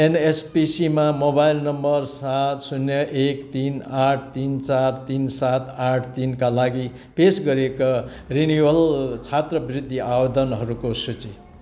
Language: Nepali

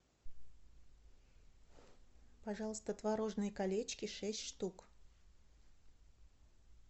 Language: Russian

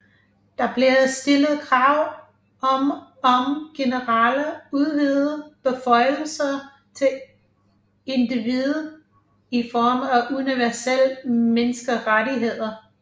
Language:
Danish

